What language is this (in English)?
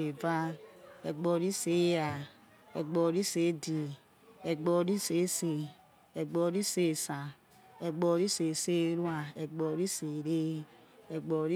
Yekhee